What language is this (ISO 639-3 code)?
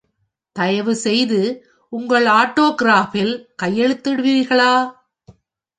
tam